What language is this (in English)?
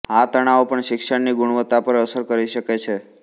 Gujarati